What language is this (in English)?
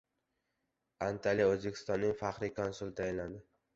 Uzbek